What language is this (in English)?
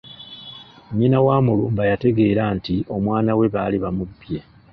Ganda